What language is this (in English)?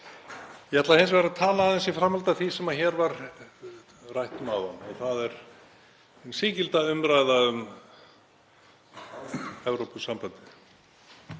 Icelandic